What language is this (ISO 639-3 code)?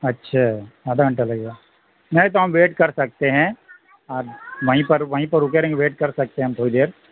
urd